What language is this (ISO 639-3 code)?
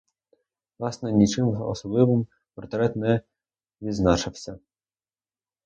ukr